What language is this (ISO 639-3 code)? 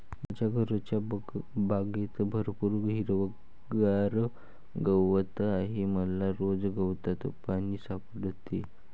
mar